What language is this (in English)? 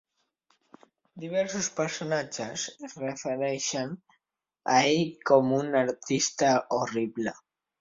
Catalan